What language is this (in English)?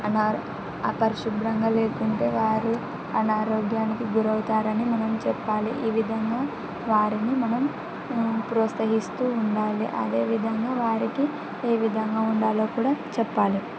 Telugu